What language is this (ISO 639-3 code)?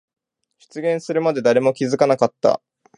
jpn